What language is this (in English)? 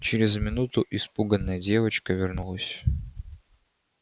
Russian